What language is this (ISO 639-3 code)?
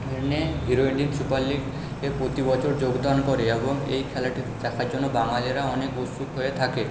ben